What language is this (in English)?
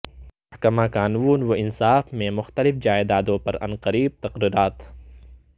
Urdu